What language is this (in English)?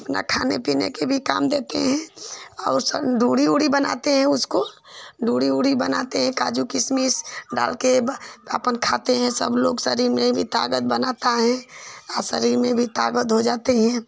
Hindi